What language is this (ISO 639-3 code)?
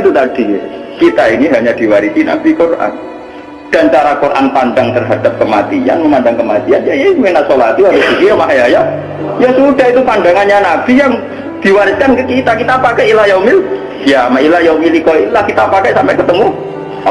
ind